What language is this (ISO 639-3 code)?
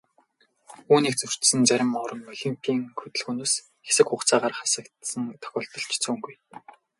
mon